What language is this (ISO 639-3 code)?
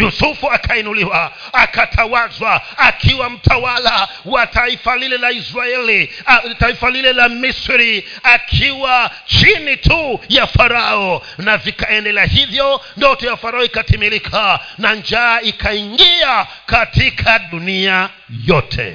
swa